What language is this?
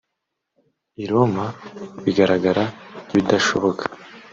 Kinyarwanda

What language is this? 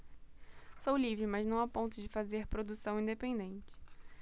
Portuguese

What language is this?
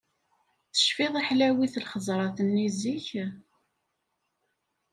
Kabyle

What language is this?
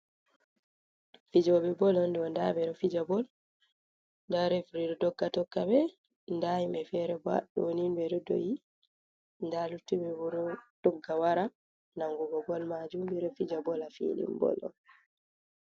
Fula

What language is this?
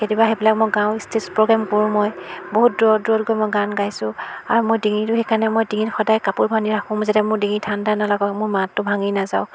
Assamese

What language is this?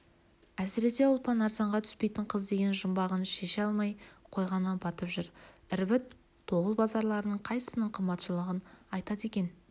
Kazakh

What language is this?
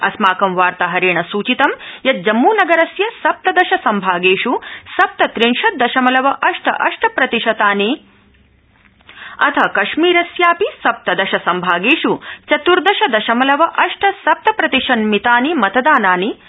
Sanskrit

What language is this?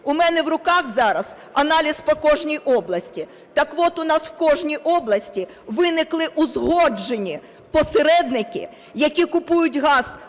Ukrainian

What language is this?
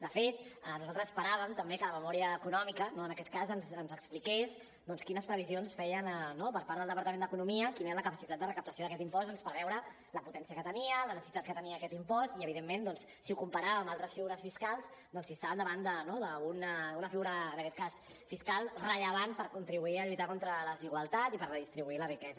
Catalan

